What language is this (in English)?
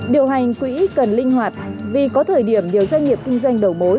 Vietnamese